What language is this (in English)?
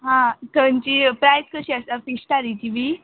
Konkani